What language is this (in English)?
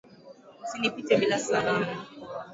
Swahili